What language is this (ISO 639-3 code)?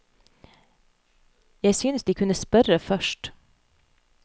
nor